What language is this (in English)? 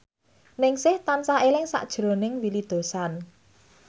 Javanese